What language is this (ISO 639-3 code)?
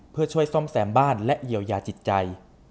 tha